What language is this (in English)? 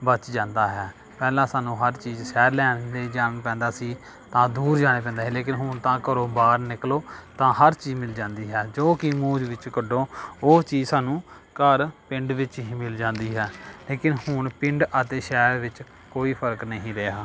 Punjabi